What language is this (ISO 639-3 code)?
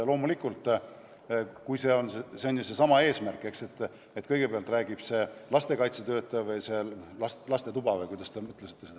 est